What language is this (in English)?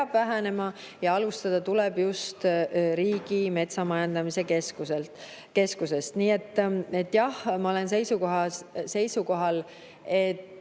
Estonian